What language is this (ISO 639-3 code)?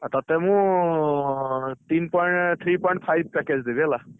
ori